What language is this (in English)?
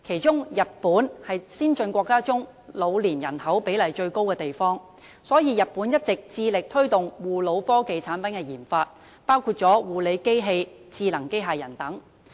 Cantonese